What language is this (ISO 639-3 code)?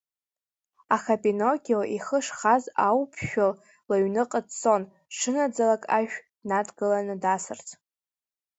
abk